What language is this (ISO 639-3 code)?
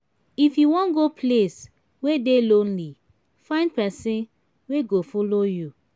pcm